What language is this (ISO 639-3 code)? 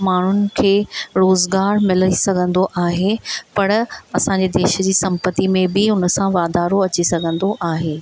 snd